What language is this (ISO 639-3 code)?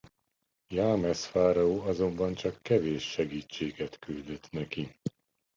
hun